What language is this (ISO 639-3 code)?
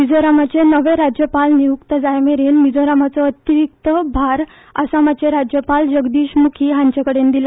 kok